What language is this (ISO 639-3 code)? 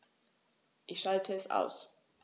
deu